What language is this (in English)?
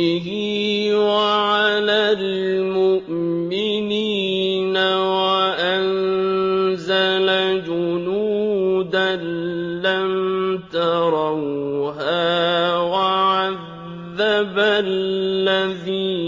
Arabic